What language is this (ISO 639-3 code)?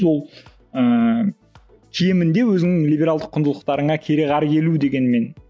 kaz